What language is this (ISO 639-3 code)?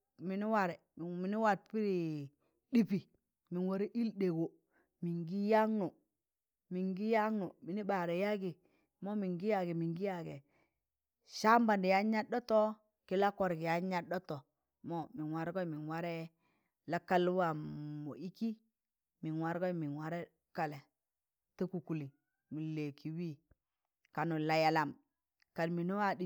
tan